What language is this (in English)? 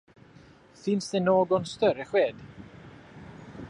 Swedish